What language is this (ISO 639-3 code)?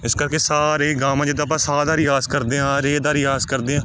pan